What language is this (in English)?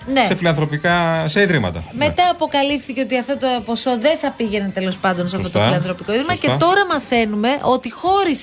Greek